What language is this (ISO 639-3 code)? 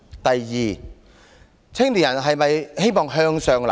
yue